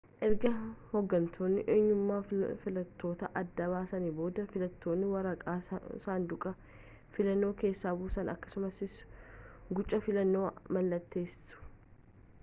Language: Oromo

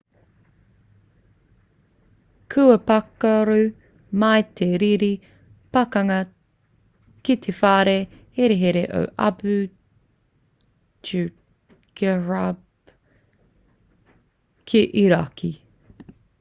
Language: Māori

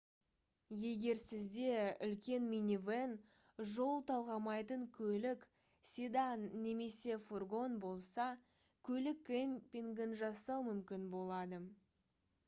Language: Kazakh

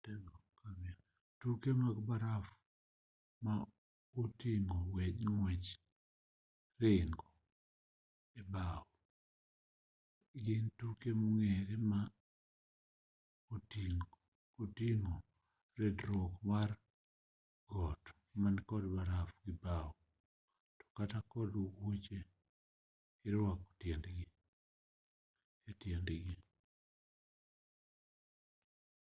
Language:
Luo (Kenya and Tanzania)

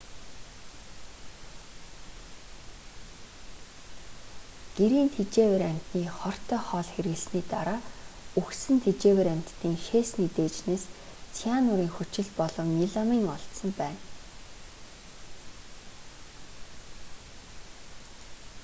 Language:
Mongolian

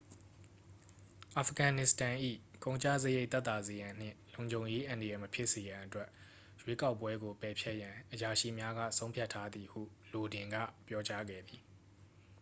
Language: Burmese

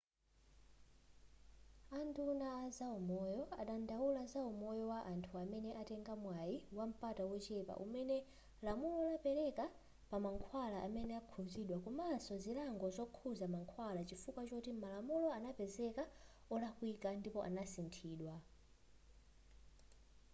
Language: Nyanja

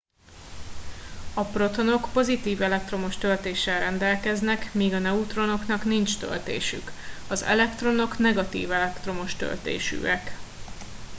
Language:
Hungarian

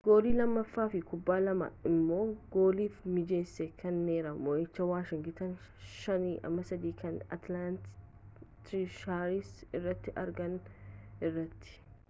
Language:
Oromo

